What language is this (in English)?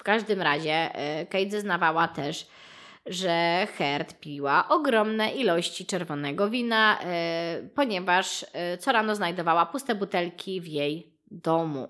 Polish